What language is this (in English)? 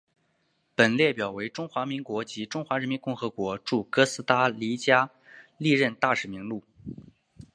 Chinese